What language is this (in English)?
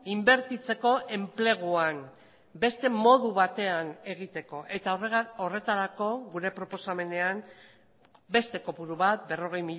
Basque